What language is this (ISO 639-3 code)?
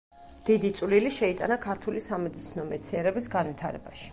kat